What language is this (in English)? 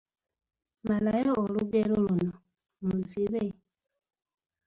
Ganda